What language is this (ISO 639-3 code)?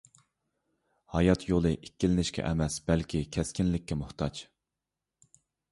uig